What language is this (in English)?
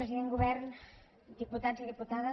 Catalan